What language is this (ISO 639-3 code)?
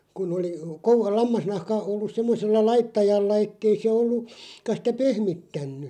fin